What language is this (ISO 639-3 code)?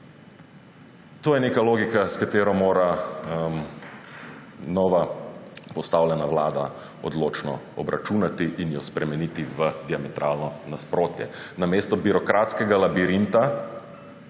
slv